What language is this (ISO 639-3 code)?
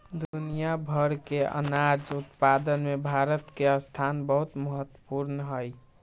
mag